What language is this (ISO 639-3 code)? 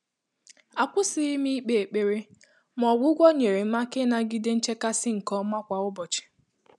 ibo